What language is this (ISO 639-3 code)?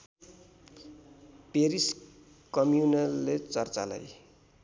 nep